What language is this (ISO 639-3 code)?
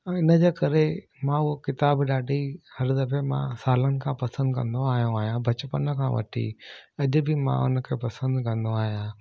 snd